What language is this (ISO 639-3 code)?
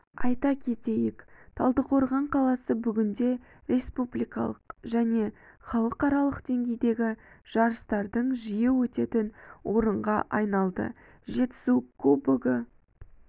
kaz